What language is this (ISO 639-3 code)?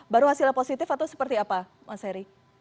ind